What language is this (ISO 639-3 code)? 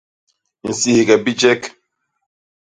bas